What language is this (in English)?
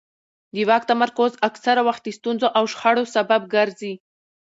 Pashto